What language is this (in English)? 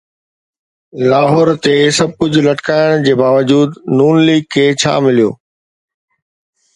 Sindhi